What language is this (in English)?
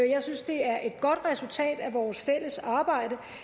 Danish